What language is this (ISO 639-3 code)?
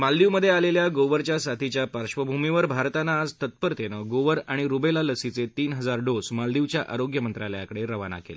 mar